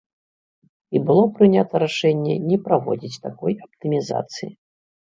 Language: Belarusian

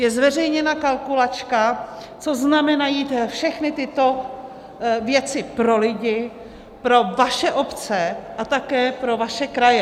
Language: Czech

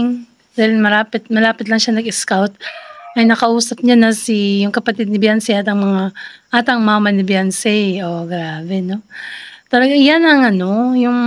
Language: Filipino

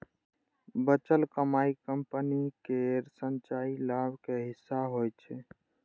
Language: Maithili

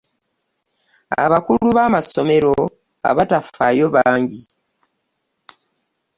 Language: Ganda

